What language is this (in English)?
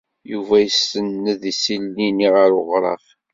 Kabyle